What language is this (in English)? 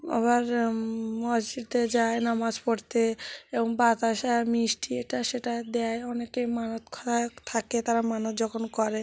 Bangla